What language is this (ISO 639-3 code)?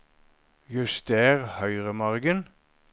nor